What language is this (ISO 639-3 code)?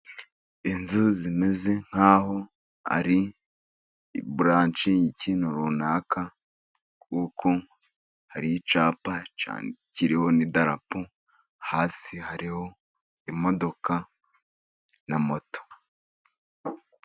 kin